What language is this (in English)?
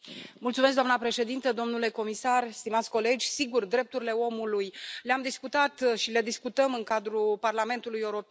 Romanian